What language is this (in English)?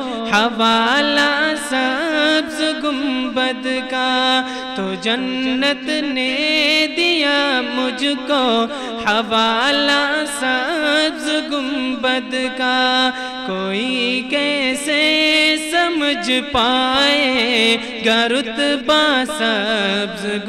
Hindi